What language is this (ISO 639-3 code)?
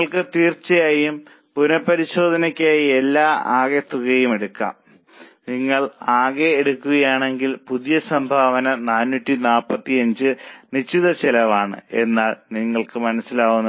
mal